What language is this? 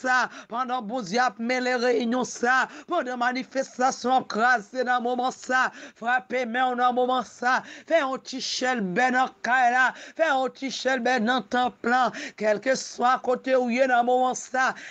French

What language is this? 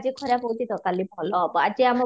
Odia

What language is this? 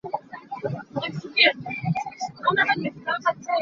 Hakha Chin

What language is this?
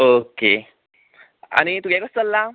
Konkani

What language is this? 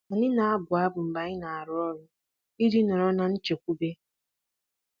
Igbo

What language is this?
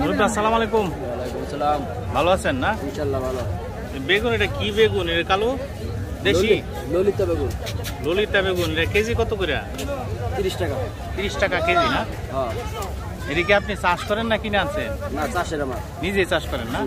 Arabic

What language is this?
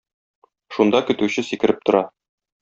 Tatar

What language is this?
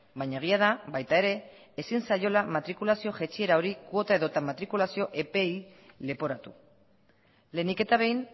Basque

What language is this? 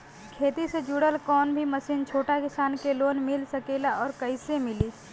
Bhojpuri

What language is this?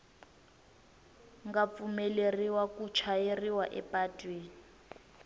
Tsonga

